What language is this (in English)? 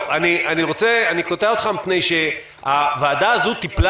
Hebrew